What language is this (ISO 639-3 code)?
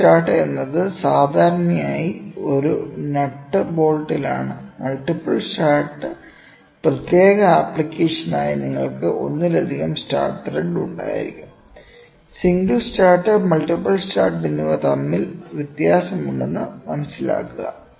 mal